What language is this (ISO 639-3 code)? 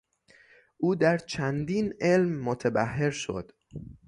fas